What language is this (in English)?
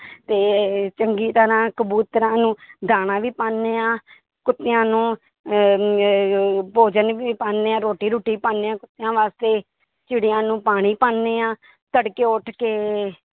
Punjabi